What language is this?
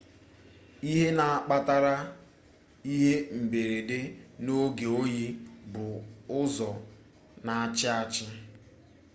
Igbo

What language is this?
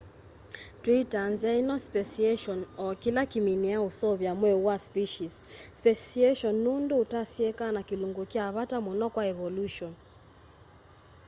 Kamba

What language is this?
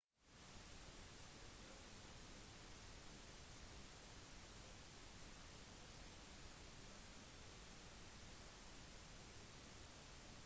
Norwegian Bokmål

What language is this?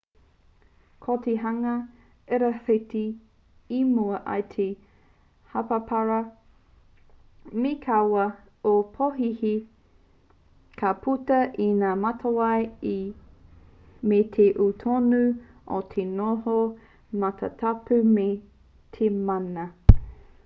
Māori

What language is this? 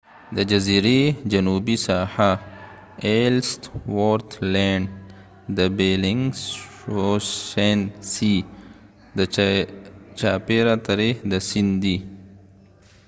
Pashto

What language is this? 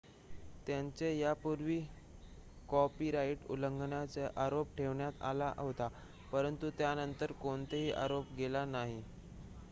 Marathi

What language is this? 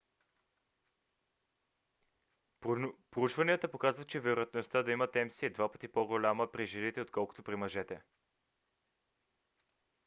Bulgarian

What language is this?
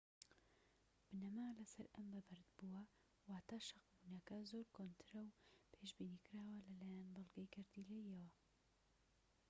Central Kurdish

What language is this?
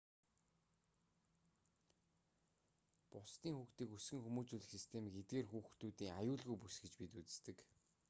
Mongolian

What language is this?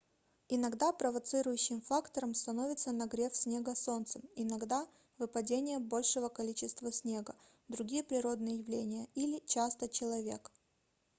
Russian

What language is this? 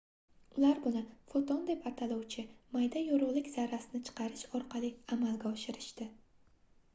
Uzbek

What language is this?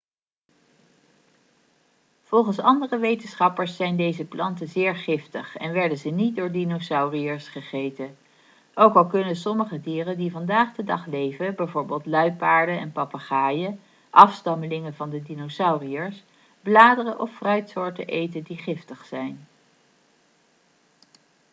Dutch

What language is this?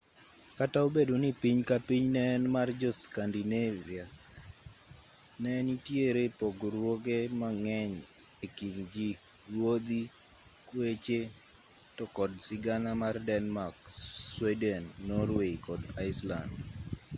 Luo (Kenya and Tanzania)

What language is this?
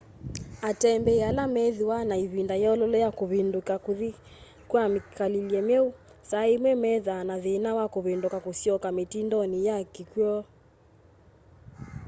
Kamba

